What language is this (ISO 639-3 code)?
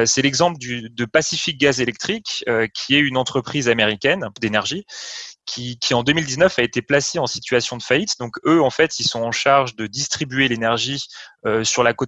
fra